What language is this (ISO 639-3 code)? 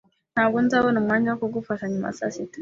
kin